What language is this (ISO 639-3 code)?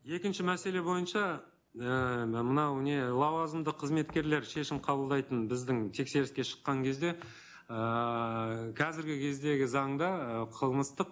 kaz